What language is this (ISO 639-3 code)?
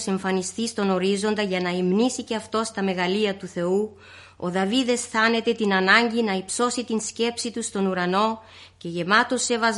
ell